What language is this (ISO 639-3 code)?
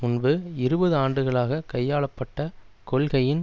tam